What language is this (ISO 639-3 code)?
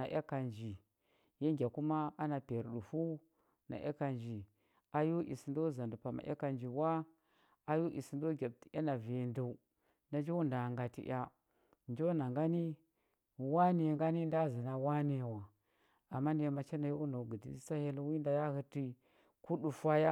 hbb